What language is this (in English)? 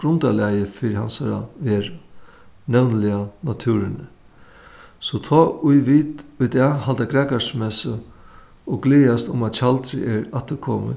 Faroese